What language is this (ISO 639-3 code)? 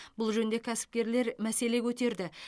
kaz